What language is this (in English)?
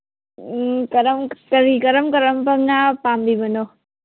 Manipuri